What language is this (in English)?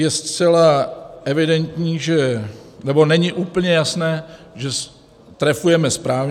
Czech